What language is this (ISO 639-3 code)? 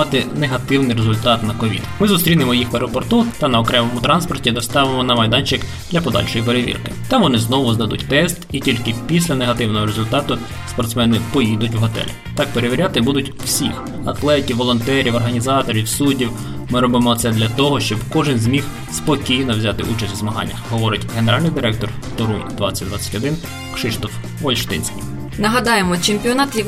ukr